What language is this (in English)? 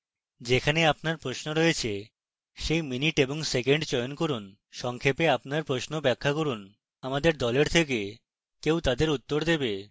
Bangla